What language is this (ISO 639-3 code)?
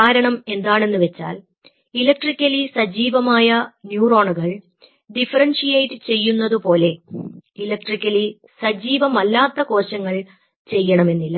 mal